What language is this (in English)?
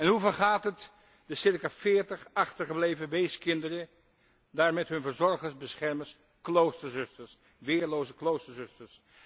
Dutch